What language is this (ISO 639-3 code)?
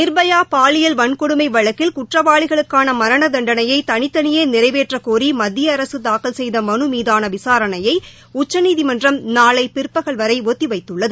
tam